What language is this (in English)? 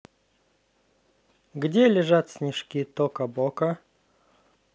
Russian